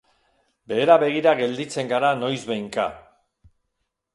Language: Basque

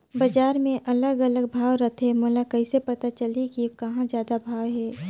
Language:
Chhattisgarhi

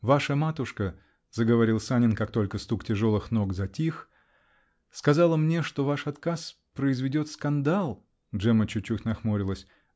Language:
Russian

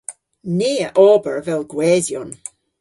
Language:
Cornish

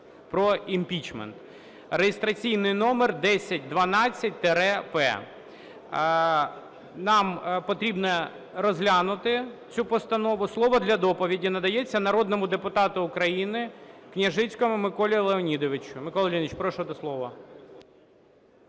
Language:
Ukrainian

